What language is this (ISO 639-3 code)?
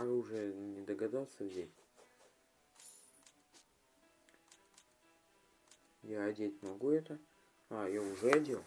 rus